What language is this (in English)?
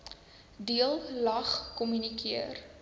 Afrikaans